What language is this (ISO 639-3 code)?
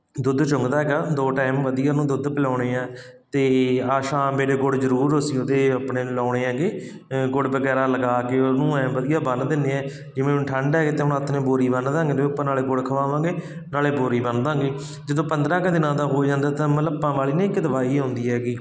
pan